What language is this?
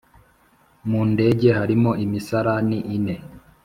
Kinyarwanda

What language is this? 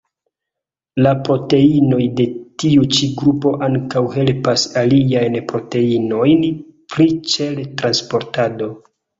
Esperanto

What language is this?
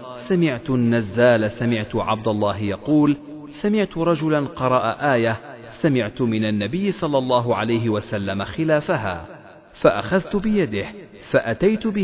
Arabic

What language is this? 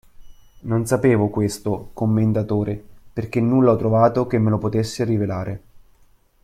Italian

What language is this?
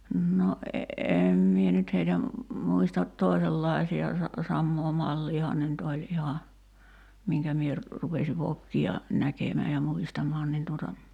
Finnish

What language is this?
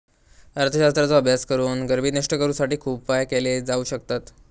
Marathi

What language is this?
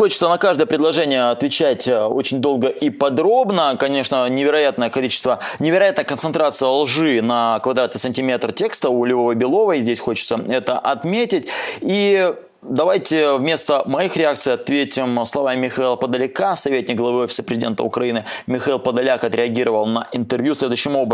Russian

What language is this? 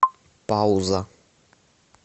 Russian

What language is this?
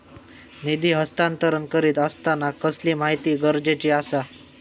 Marathi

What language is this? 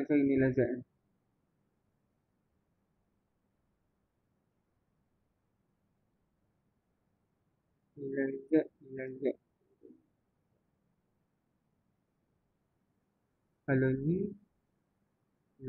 Malay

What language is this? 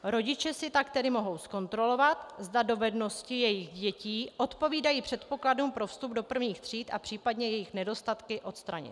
Czech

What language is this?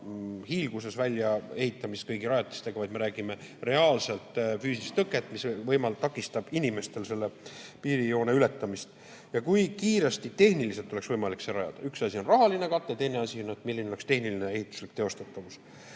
Estonian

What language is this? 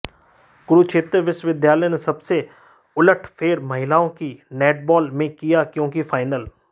Hindi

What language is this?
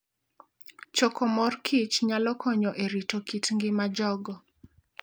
Luo (Kenya and Tanzania)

